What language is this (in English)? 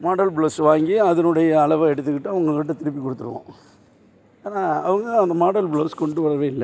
Tamil